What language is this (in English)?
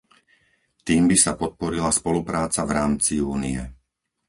Slovak